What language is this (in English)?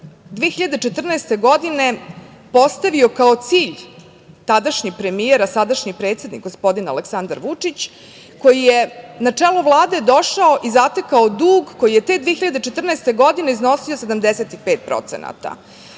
Serbian